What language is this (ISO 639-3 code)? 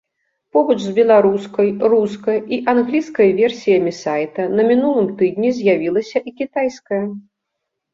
bel